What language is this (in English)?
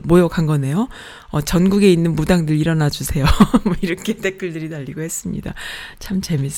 Korean